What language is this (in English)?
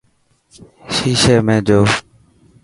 Dhatki